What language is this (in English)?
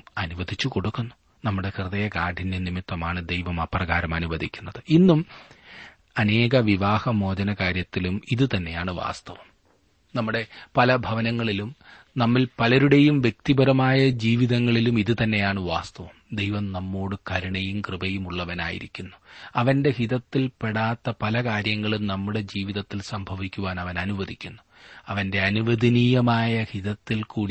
Malayalam